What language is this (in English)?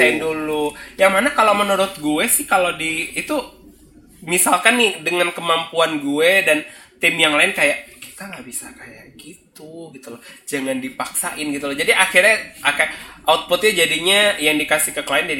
Indonesian